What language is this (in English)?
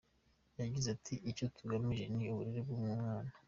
Kinyarwanda